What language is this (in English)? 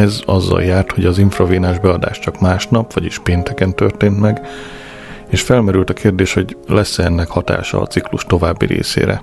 Hungarian